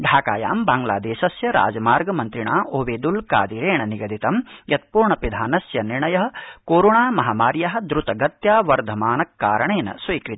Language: Sanskrit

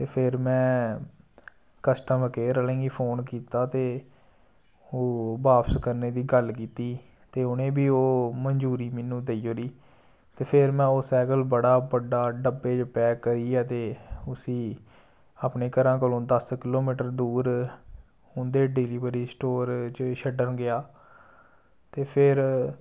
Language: Dogri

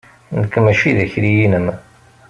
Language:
Kabyle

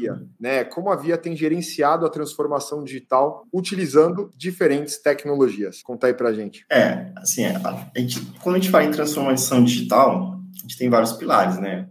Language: Portuguese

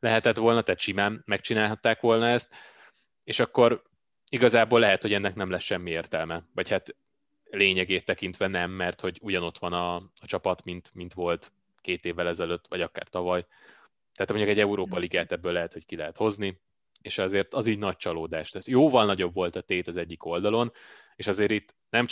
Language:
Hungarian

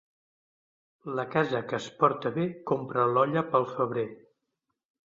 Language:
Catalan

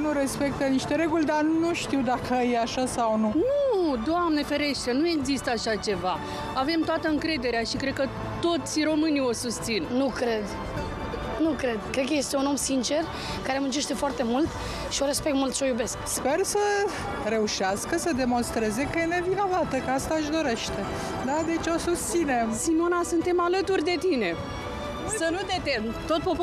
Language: Romanian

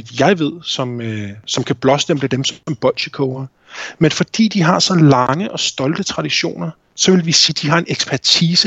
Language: Danish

